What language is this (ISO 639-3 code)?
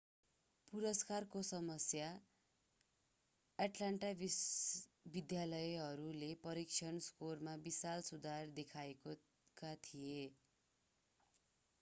nep